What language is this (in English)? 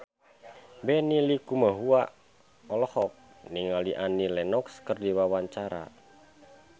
Sundanese